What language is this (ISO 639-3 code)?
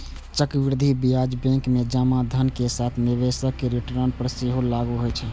mai